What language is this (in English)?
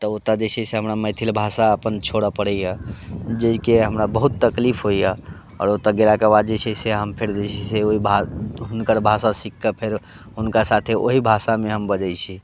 Maithili